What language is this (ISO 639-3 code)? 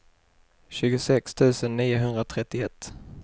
swe